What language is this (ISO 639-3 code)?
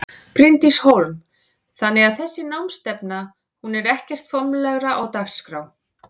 isl